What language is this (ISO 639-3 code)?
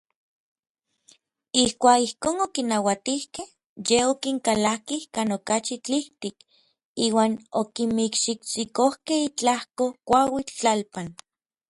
nlv